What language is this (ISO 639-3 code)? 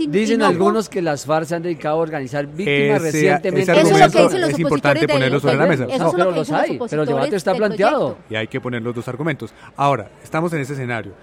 spa